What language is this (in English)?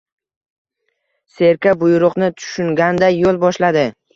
Uzbek